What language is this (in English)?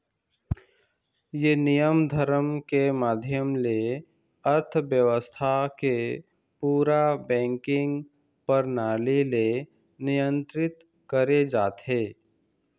Chhattisgarhi